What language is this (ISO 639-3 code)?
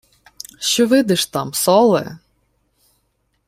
ukr